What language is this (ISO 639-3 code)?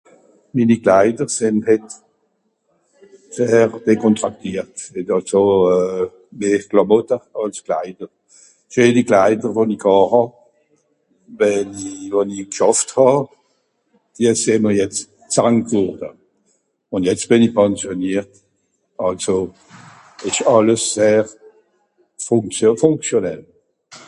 gsw